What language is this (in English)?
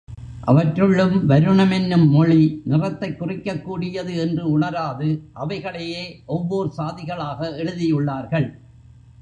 Tamil